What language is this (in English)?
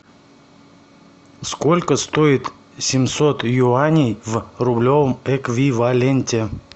Russian